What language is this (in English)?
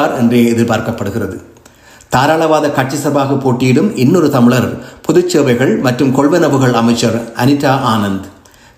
Tamil